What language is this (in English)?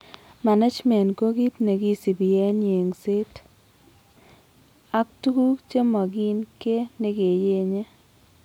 Kalenjin